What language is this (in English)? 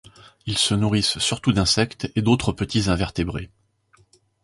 French